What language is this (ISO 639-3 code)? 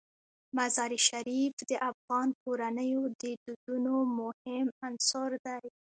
pus